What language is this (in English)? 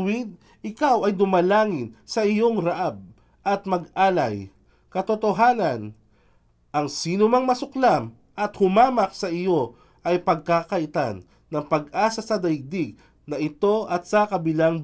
Filipino